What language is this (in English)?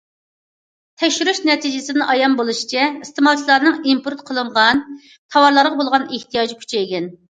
Uyghur